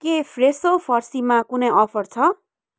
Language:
Nepali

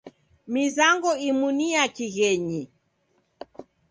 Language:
Taita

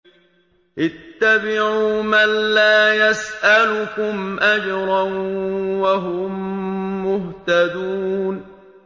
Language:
Arabic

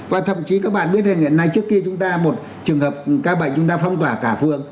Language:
Vietnamese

